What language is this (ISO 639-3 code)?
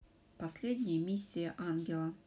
rus